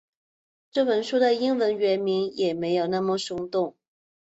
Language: Chinese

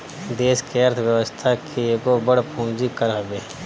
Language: Bhojpuri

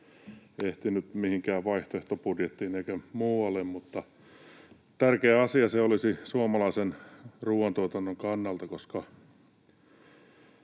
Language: Finnish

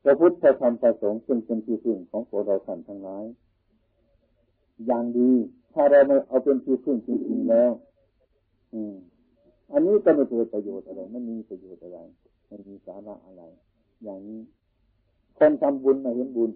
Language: Thai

